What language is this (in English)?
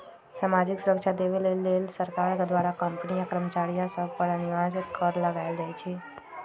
Magahi